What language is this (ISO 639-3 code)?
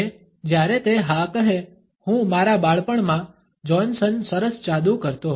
guj